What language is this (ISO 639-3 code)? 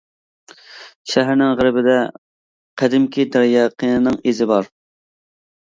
uig